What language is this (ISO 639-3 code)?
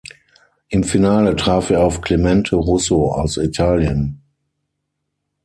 deu